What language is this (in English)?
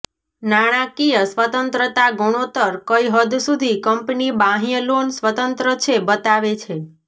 Gujarati